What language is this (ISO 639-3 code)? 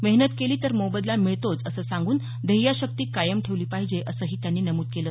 mar